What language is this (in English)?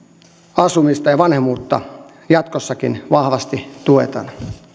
Finnish